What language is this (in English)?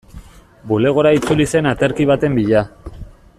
Basque